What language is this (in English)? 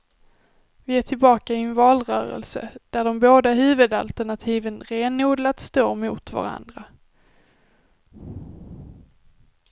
Swedish